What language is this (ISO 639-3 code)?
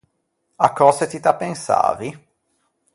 lij